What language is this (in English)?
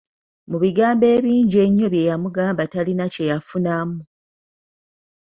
Ganda